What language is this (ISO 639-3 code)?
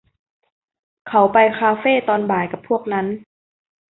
tha